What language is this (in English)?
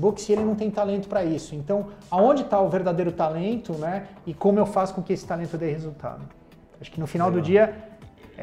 Portuguese